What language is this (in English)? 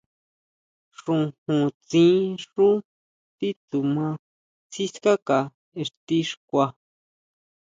Huautla Mazatec